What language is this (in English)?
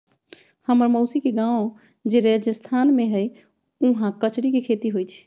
Magahi